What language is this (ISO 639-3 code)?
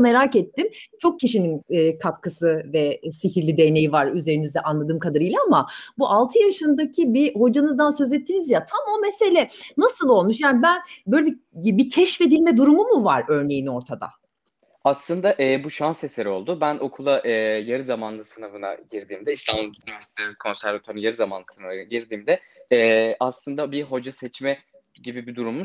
tur